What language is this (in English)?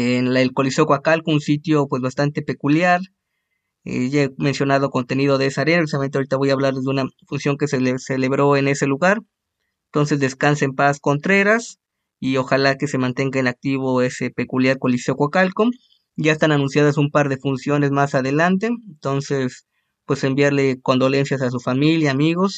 Spanish